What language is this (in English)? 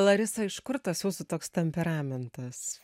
Lithuanian